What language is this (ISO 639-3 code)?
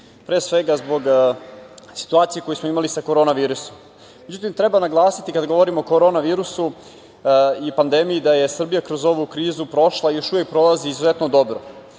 srp